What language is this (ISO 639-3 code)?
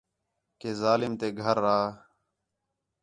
xhe